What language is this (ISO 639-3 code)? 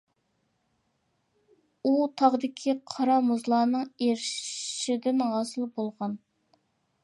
uig